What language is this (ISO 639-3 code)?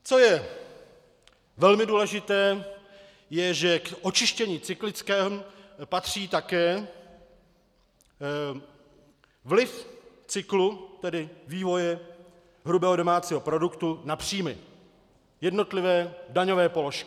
ces